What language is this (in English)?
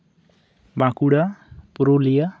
Santali